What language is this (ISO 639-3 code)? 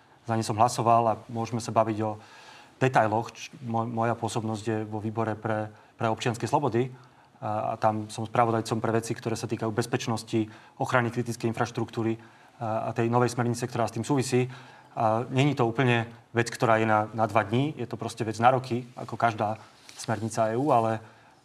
slk